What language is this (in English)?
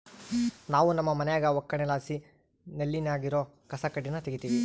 Kannada